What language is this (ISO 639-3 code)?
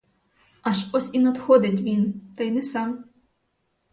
ukr